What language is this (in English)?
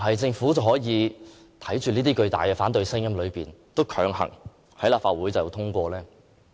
Cantonese